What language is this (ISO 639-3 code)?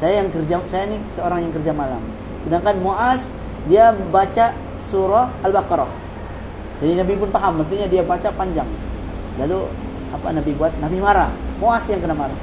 msa